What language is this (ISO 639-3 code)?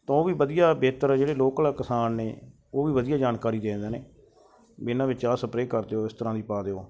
pan